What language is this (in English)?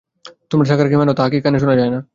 Bangla